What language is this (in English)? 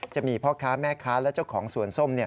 Thai